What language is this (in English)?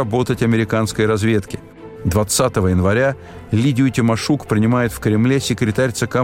Russian